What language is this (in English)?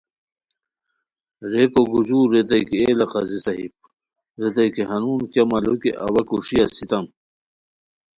Khowar